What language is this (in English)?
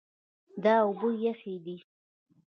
Pashto